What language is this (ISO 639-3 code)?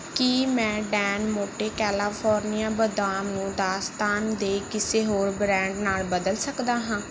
pan